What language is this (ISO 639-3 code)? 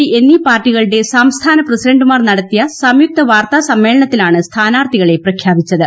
mal